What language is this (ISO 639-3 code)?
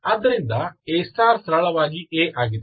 kan